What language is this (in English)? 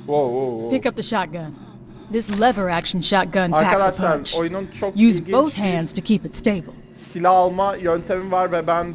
Turkish